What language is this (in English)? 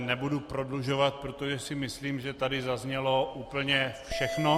Czech